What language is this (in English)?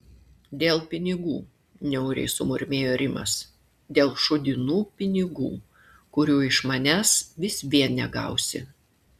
Lithuanian